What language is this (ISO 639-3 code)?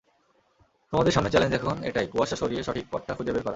ben